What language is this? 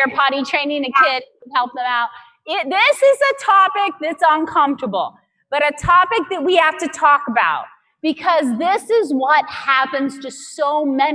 English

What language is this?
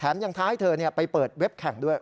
Thai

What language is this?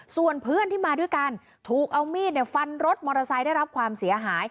Thai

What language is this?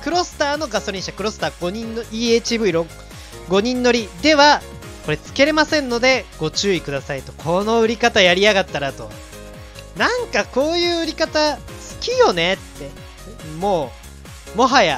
Japanese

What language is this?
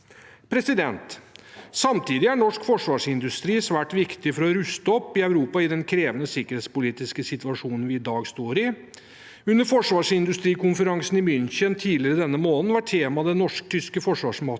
Norwegian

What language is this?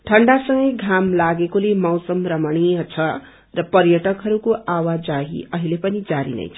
Nepali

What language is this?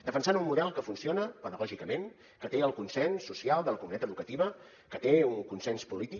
Catalan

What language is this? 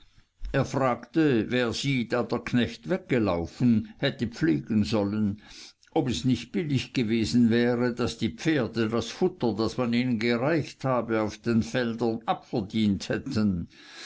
German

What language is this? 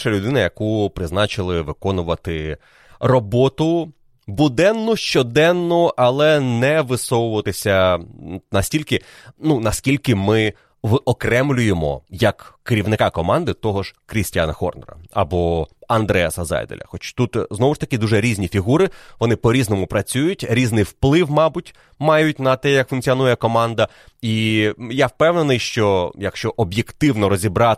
Ukrainian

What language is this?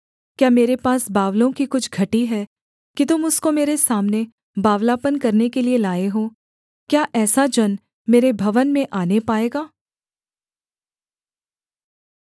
Hindi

